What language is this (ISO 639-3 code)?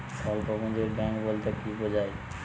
ben